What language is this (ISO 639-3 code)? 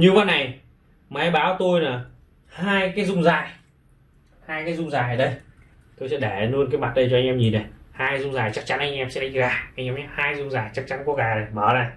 vie